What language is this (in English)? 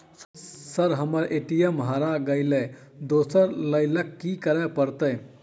Maithili